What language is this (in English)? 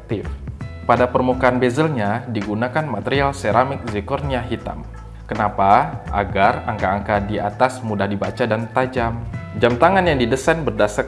Indonesian